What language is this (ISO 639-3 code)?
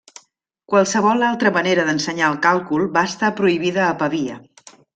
cat